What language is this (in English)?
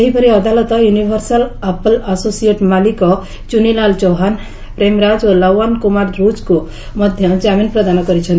Odia